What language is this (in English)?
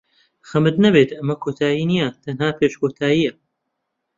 Central Kurdish